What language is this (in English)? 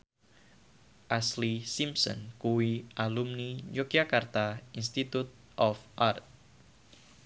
Javanese